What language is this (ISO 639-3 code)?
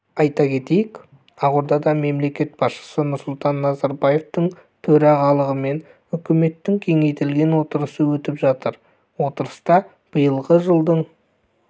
kaz